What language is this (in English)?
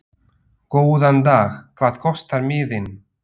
Icelandic